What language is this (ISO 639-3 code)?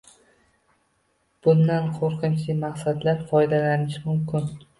uzb